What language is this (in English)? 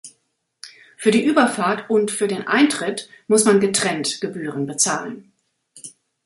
German